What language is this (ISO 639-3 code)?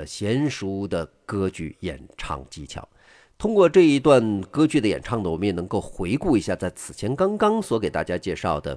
zho